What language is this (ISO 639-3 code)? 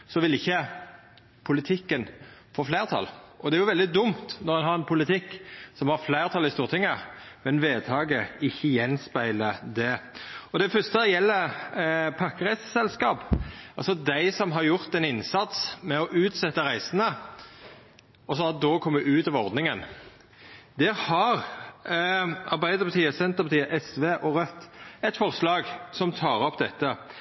nno